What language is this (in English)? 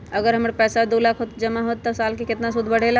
Magahi